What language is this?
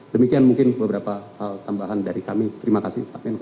Indonesian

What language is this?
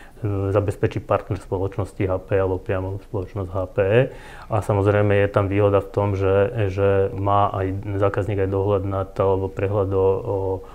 Slovak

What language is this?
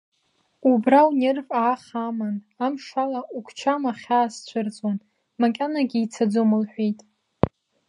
Abkhazian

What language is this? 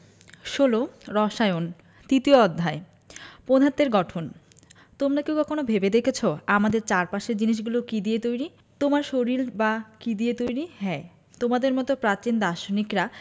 Bangla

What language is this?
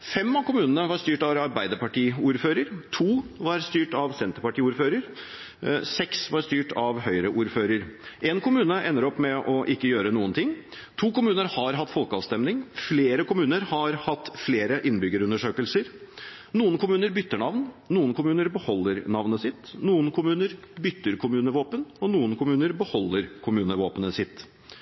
Norwegian Bokmål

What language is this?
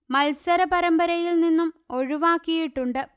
Malayalam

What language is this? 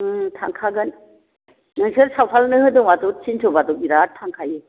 Bodo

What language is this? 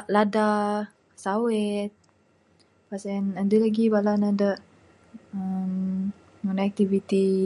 Bukar-Sadung Bidayuh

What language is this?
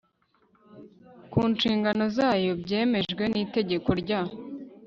Kinyarwanda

